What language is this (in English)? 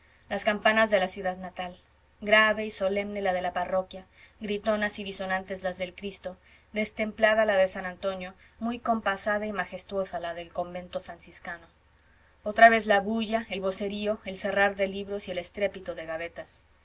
Spanish